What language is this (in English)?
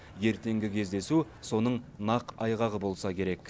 Kazakh